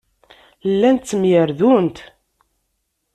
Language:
Kabyle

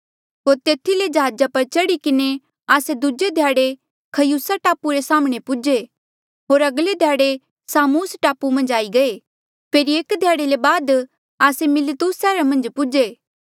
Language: Mandeali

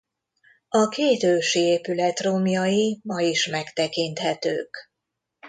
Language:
Hungarian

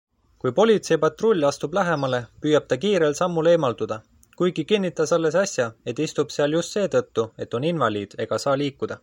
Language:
Estonian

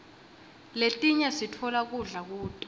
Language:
Swati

